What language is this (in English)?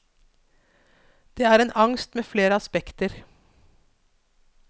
Norwegian